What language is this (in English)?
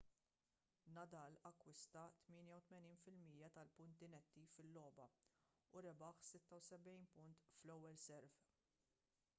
Maltese